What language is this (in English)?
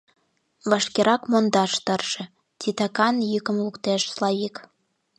Mari